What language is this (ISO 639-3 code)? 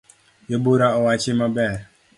luo